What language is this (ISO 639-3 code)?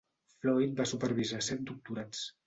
cat